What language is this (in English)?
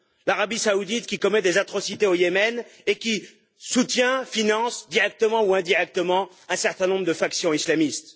French